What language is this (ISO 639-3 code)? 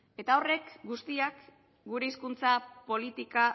eus